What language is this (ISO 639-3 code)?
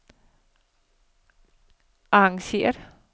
dan